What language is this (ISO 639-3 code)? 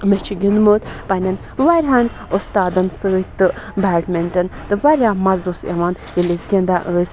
kas